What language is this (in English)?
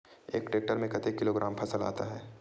Chhattisgarhi